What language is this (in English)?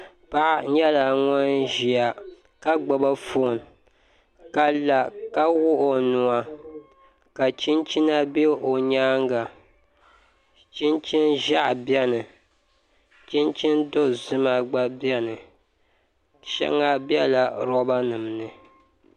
Dagbani